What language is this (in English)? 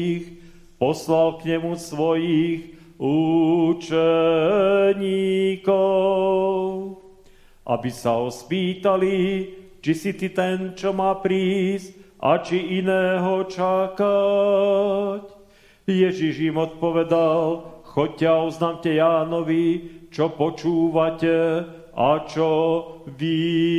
Slovak